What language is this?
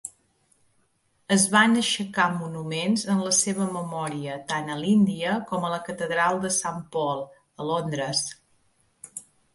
Catalan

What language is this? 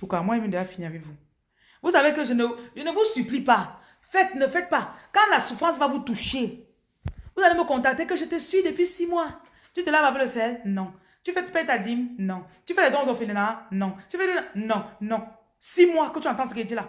French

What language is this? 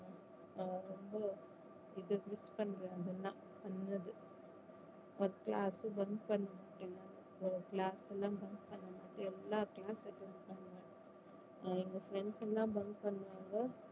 Tamil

